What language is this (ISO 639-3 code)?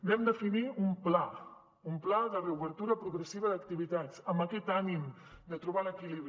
cat